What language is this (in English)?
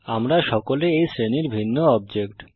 Bangla